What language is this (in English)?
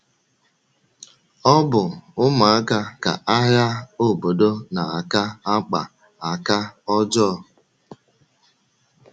Igbo